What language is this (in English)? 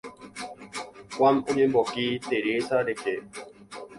Guarani